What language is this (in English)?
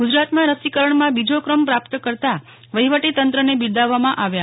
Gujarati